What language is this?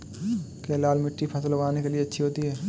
Hindi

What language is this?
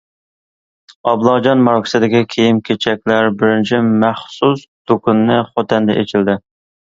Uyghur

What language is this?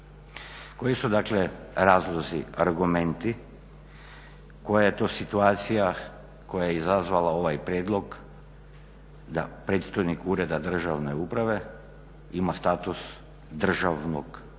Croatian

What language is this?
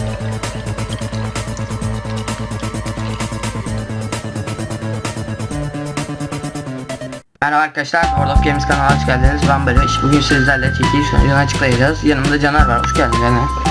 Turkish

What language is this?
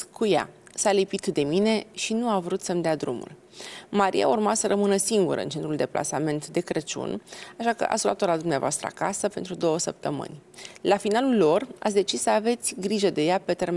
Romanian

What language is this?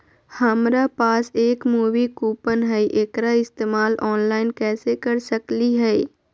Magahi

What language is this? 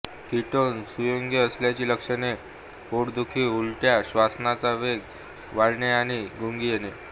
Marathi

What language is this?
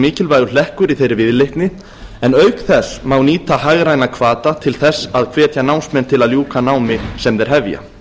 Icelandic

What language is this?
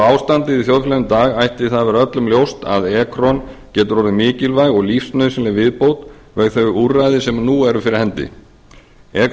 Icelandic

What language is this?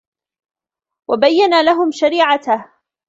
Arabic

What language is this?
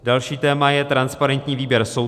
Czech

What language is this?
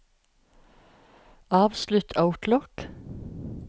Norwegian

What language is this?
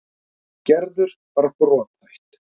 Icelandic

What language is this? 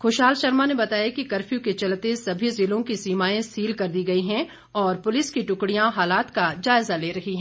Hindi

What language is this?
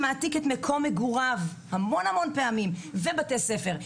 Hebrew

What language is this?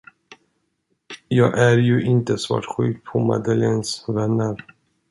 Swedish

